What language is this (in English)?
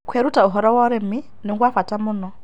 Kikuyu